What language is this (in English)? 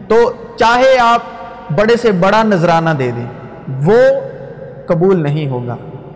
Urdu